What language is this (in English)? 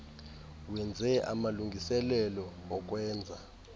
Xhosa